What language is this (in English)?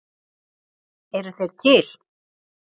Icelandic